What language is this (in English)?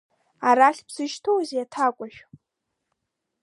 Abkhazian